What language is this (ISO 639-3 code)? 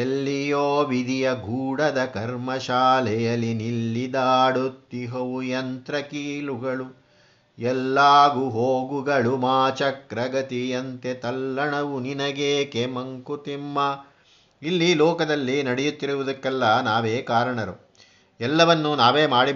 kan